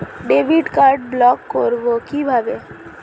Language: Bangla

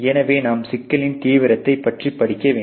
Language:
Tamil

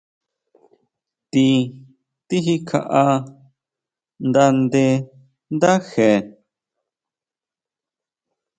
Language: Huautla Mazatec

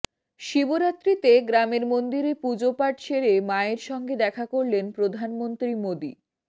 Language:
Bangla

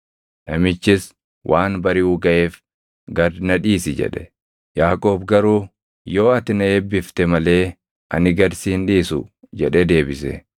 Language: Oromo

